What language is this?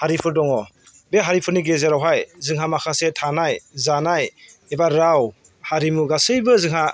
Bodo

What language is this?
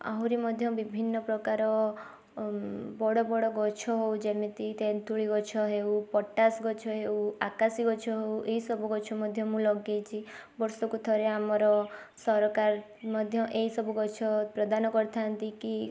Odia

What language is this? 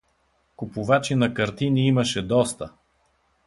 Bulgarian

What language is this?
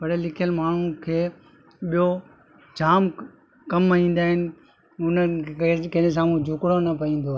Sindhi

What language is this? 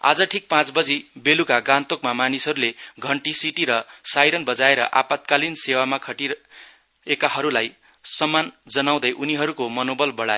Nepali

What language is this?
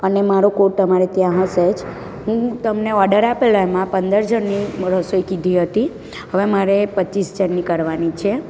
Gujarati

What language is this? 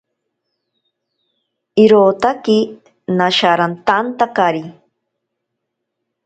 Ashéninka Perené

